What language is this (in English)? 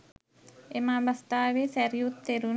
Sinhala